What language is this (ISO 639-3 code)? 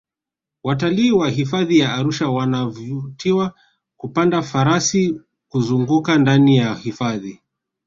swa